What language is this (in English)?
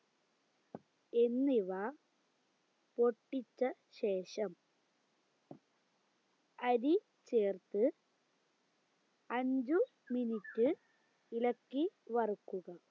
Malayalam